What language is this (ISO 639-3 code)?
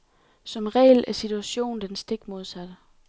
dan